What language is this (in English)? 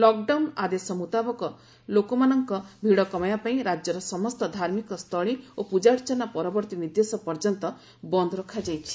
Odia